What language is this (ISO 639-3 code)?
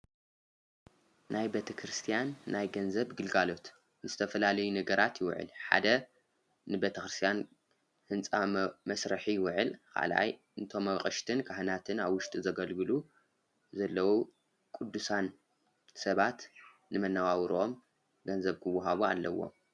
tir